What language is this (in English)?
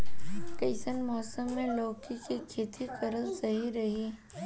Bhojpuri